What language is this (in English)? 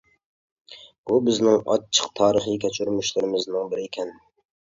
Uyghur